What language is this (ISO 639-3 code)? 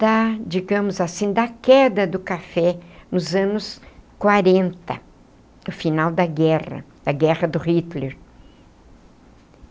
por